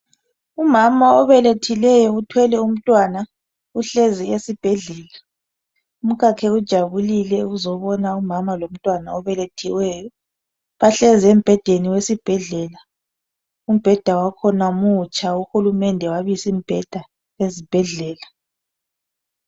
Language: North Ndebele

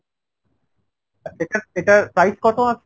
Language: Bangla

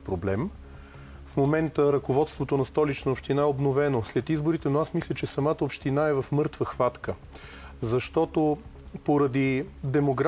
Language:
Bulgarian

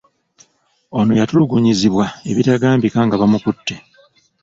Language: Ganda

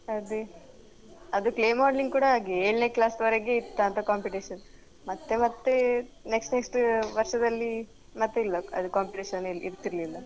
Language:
Kannada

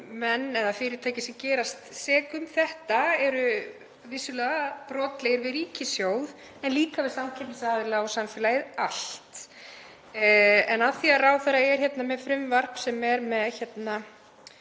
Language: Icelandic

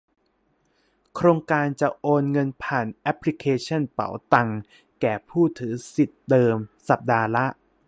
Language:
Thai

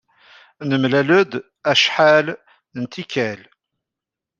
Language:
Kabyle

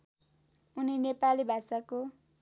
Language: Nepali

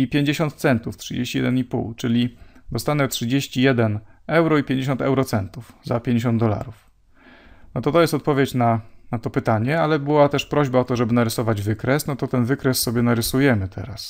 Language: Polish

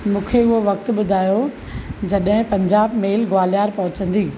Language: Sindhi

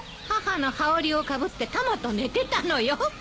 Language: Japanese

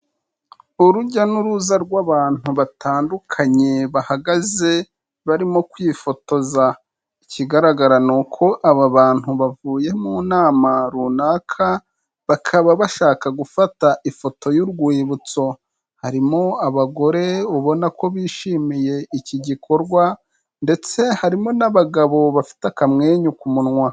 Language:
Kinyarwanda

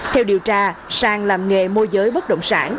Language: Vietnamese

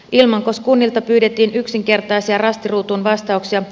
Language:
Finnish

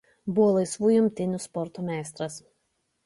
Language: Lithuanian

